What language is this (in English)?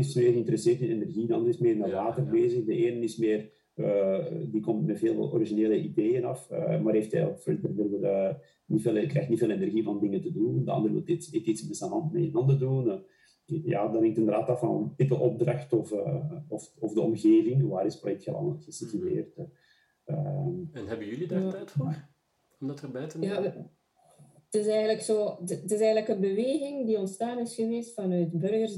Dutch